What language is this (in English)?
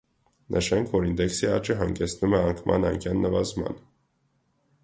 Armenian